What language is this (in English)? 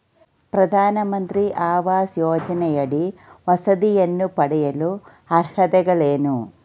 Kannada